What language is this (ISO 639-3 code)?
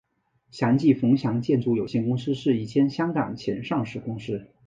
zho